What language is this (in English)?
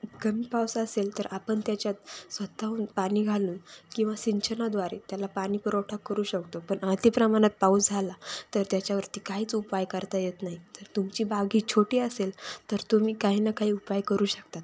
Marathi